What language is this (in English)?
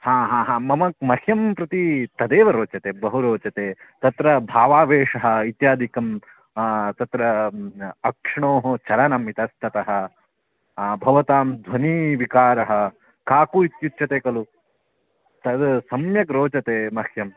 Sanskrit